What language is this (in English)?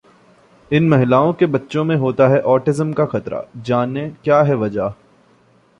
Hindi